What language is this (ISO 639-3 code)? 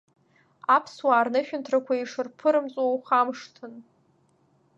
abk